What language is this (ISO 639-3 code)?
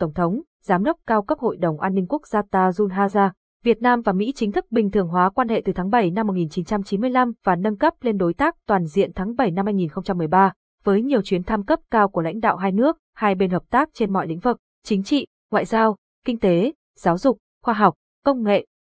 vie